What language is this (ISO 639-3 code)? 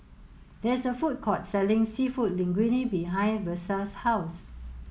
eng